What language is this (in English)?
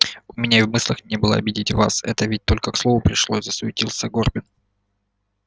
Russian